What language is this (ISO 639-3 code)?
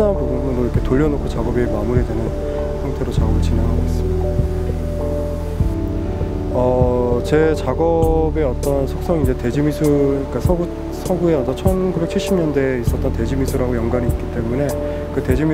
kor